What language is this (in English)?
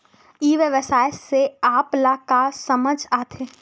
Chhattisgarhi